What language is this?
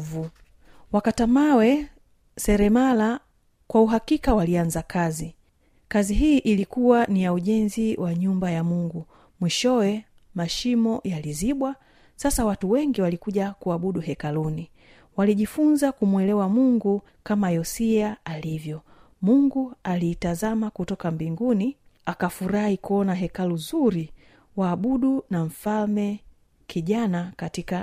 Swahili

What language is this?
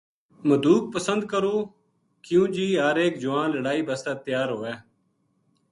Gujari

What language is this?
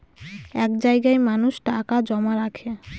Bangla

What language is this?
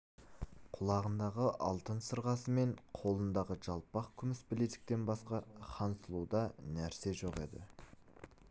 Kazakh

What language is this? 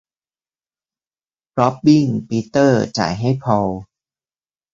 Thai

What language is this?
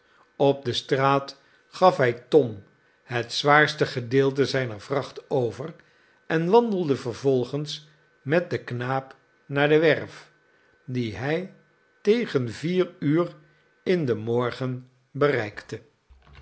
Dutch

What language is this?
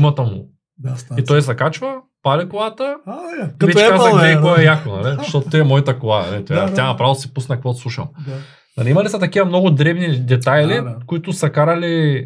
Bulgarian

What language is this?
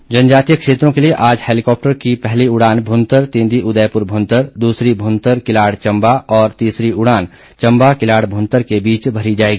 Hindi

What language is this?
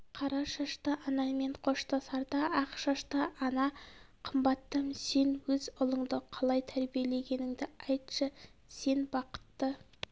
Kazakh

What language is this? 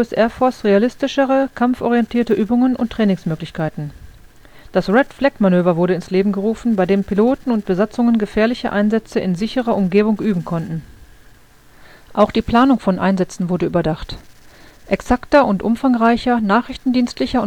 German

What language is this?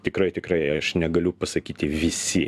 Lithuanian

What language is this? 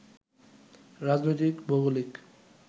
Bangla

